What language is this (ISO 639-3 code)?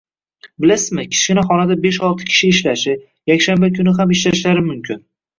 uzb